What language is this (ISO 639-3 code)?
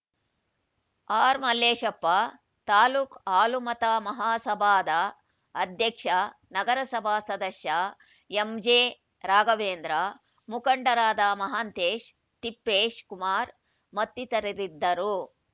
kan